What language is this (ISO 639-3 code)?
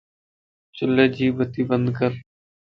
lss